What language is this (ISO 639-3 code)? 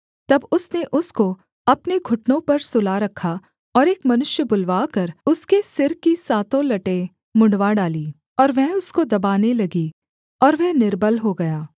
hin